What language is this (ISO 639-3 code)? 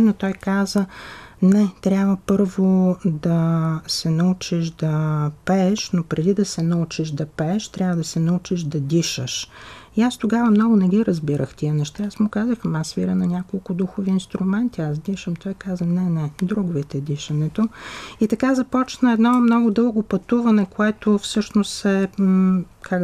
bul